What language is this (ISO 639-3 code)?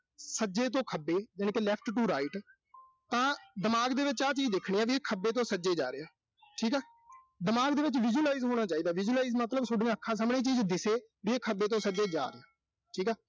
pan